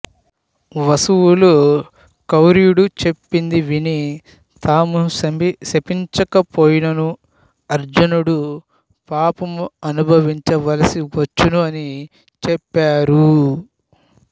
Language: Telugu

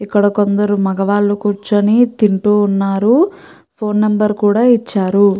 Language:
Telugu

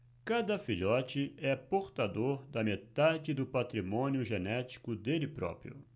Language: Portuguese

